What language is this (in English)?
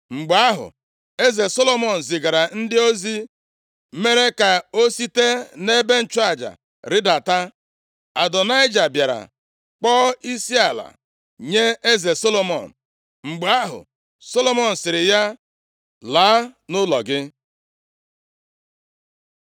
Igbo